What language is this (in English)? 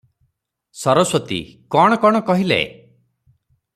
Odia